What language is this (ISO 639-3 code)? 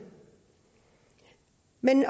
dan